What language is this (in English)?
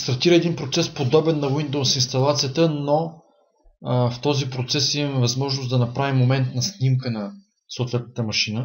Bulgarian